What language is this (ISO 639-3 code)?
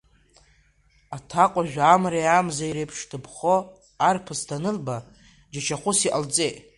abk